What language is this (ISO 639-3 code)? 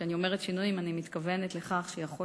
heb